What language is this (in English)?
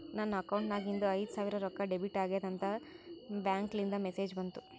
Kannada